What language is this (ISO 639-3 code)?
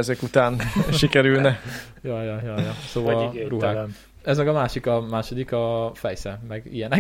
hun